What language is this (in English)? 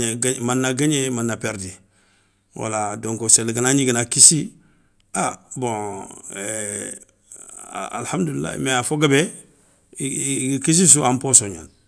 Soninke